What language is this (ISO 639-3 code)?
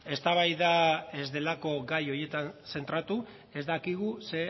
eus